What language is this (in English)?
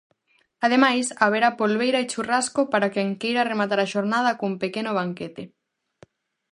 Galician